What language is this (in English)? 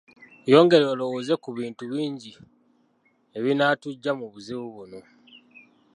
Ganda